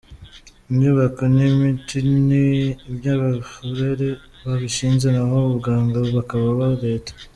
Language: Kinyarwanda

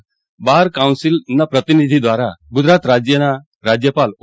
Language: Gujarati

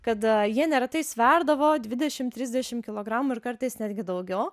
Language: Lithuanian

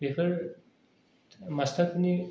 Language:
Bodo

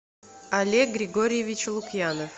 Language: Russian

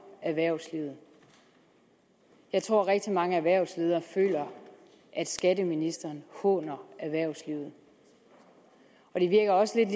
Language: Danish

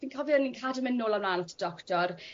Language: Welsh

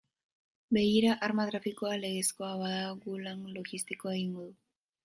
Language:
Basque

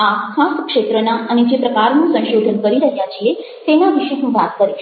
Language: Gujarati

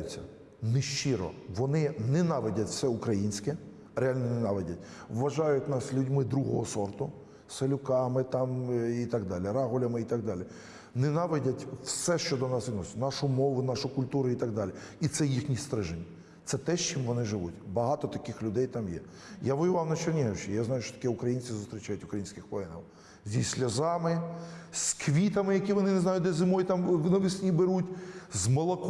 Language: Ukrainian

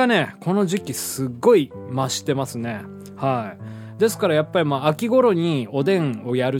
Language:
Japanese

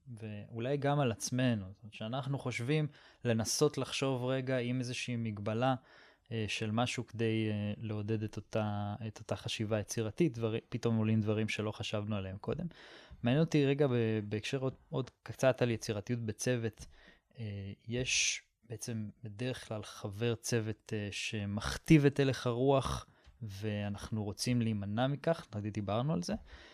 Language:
Hebrew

